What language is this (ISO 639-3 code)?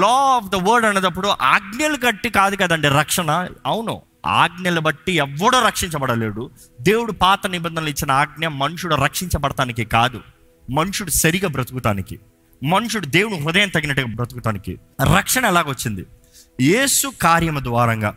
tel